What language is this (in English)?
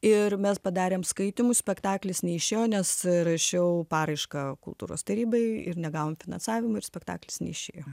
Lithuanian